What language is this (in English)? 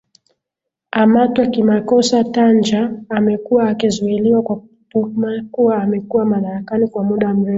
Swahili